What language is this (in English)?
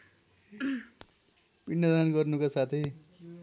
Nepali